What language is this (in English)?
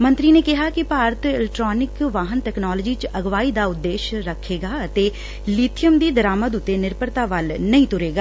Punjabi